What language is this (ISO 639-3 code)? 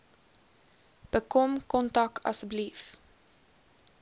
afr